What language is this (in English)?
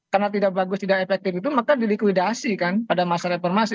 Indonesian